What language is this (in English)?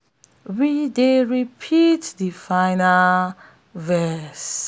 Nigerian Pidgin